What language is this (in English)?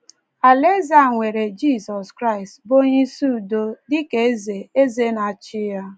Igbo